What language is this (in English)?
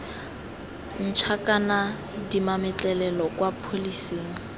Tswana